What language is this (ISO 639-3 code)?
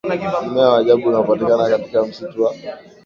swa